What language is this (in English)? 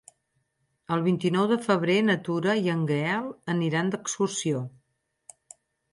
Catalan